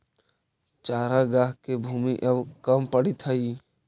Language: Magahi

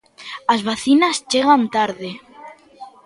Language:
Galician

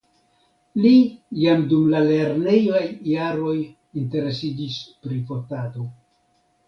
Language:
Esperanto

